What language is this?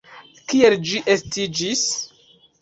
Esperanto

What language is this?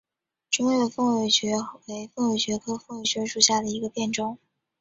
Chinese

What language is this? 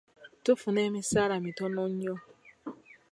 Ganda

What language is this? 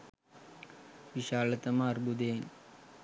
Sinhala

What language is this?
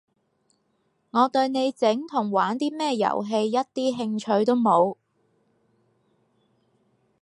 Cantonese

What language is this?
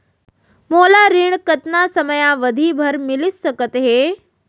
Chhattisgarhi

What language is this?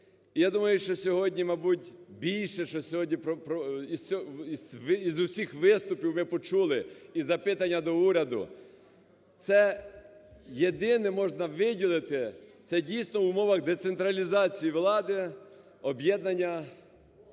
Ukrainian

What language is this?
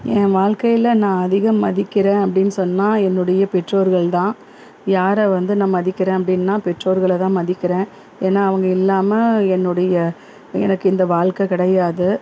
Tamil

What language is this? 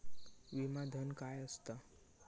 Marathi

